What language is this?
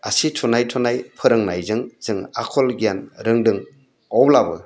Bodo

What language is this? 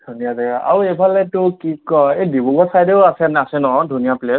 Assamese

